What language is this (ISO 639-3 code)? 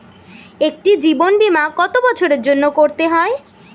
ben